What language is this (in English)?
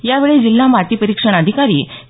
Marathi